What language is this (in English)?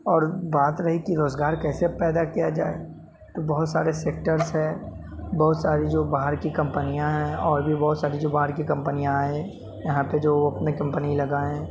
Urdu